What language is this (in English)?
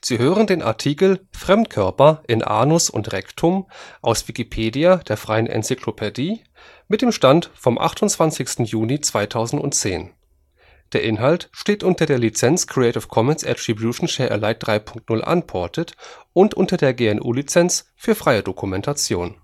German